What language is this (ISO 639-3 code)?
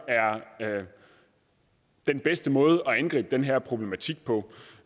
dan